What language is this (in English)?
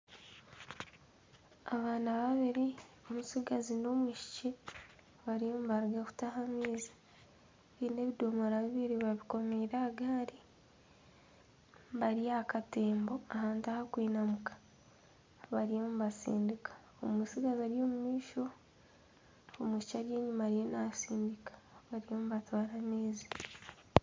Nyankole